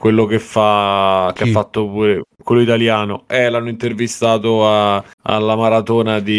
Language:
Italian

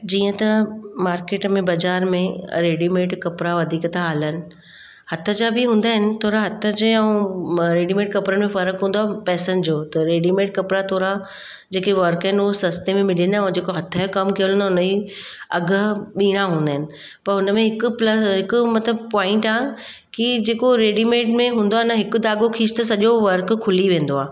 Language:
Sindhi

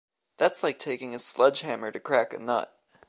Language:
English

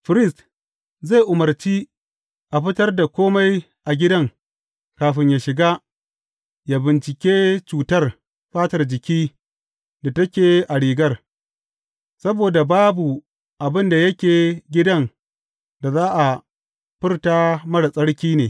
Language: Hausa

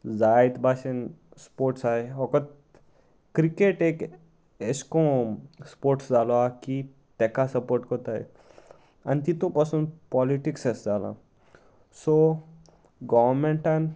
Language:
Konkani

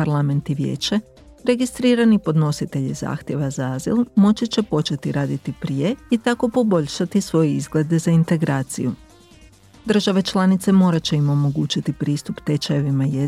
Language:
Croatian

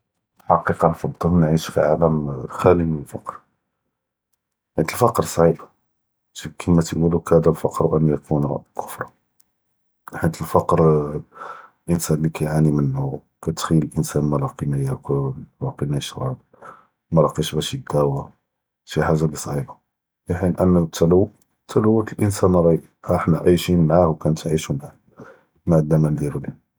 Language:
Judeo-Arabic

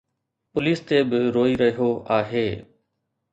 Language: Sindhi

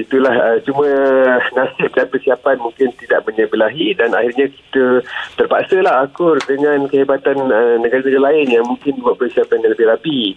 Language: Malay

